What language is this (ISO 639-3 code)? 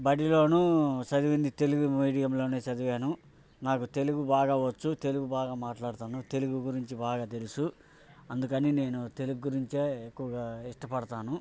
tel